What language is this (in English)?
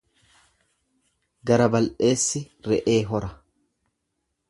Oromo